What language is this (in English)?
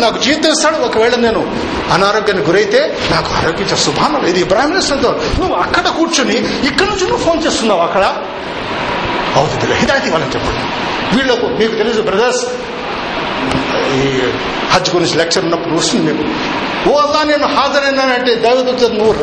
Telugu